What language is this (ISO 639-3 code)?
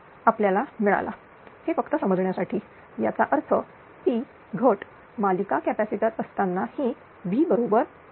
mar